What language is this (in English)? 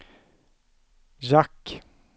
Swedish